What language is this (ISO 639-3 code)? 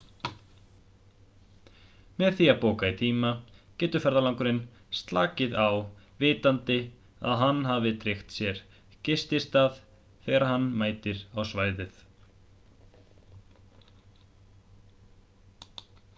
isl